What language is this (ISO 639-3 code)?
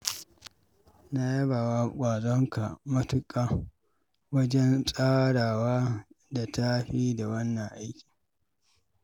hau